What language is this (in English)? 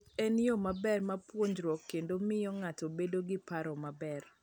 Luo (Kenya and Tanzania)